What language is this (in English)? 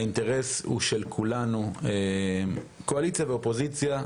Hebrew